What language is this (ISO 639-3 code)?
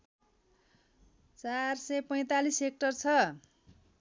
nep